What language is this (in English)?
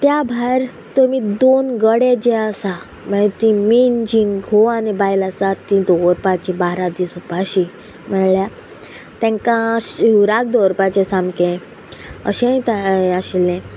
Konkani